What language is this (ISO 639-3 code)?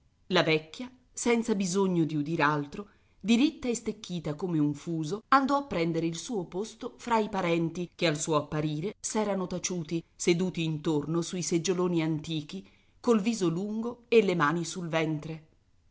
ita